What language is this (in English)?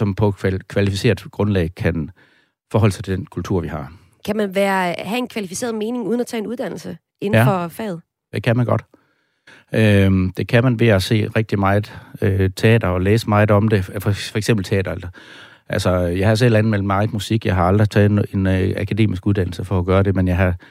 Danish